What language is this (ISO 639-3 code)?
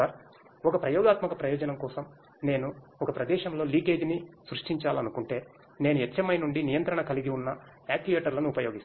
tel